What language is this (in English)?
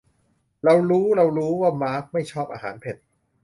Thai